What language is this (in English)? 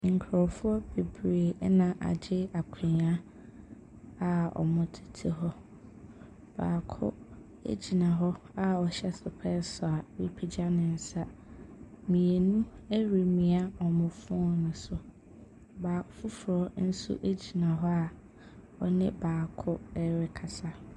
Akan